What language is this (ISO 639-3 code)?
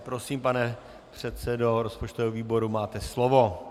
ces